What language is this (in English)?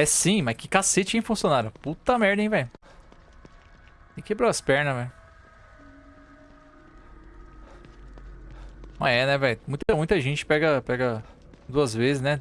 Portuguese